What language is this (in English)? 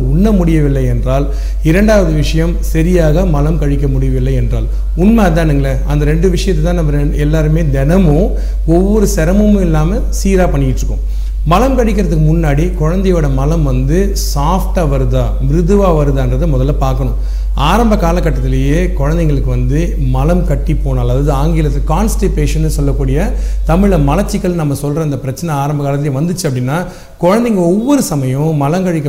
Tamil